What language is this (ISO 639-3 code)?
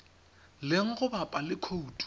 tsn